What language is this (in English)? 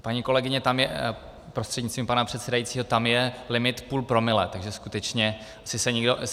Czech